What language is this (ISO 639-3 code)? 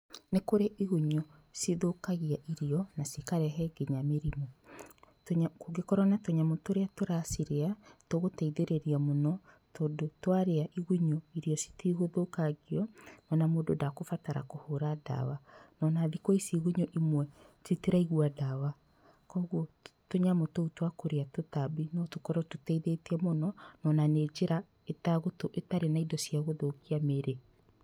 kik